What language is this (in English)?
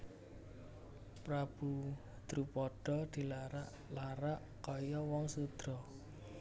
Javanese